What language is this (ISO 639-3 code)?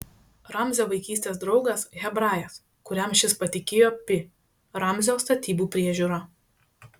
lit